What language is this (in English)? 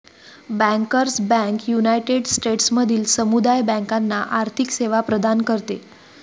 Marathi